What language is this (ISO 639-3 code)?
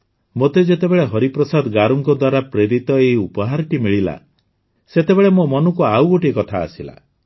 ori